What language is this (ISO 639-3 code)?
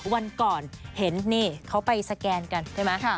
tha